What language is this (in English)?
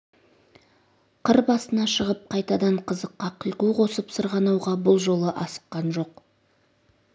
Kazakh